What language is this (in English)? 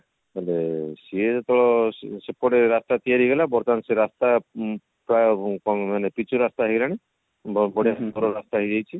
Odia